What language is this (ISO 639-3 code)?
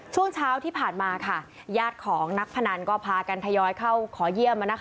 tha